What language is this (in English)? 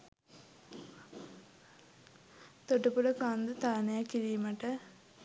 Sinhala